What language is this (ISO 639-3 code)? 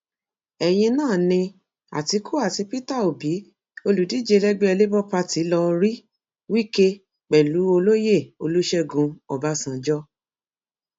yor